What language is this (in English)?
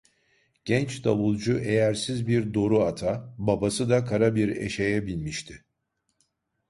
Turkish